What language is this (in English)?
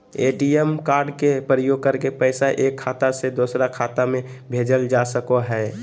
Magahi